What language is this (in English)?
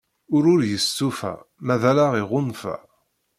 Kabyle